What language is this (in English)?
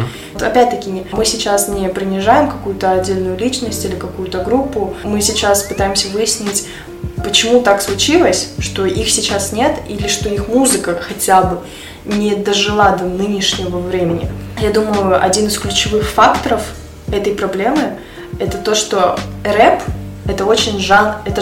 Russian